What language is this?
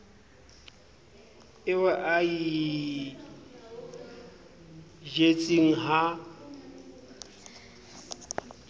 Southern Sotho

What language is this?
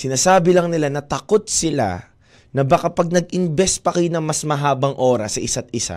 Filipino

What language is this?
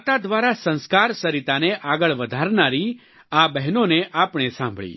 Gujarati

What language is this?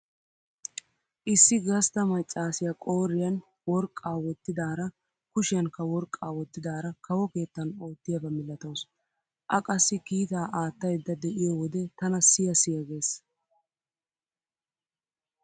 Wolaytta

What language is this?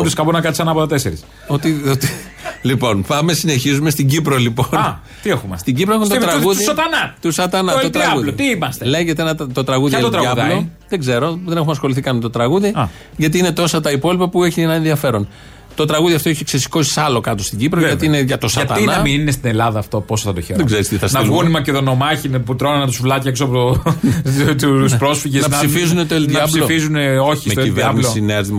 Greek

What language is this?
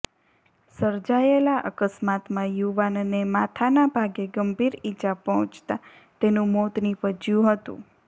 Gujarati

